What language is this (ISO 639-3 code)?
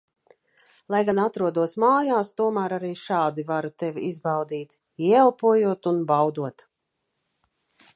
lav